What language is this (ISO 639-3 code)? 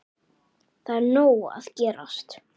isl